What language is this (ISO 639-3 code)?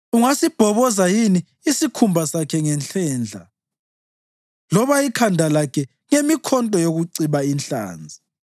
nde